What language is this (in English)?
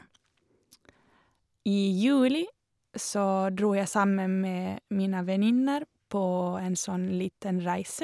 Norwegian